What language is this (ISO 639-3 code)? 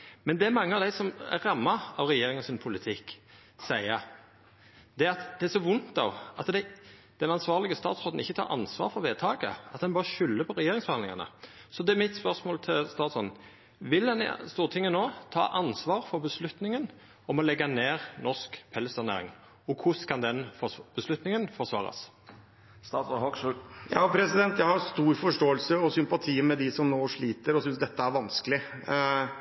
nno